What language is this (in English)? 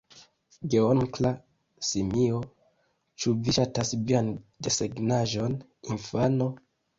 Esperanto